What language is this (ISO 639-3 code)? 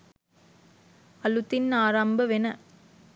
sin